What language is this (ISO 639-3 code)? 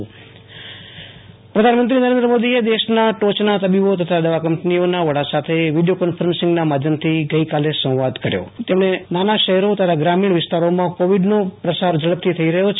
guj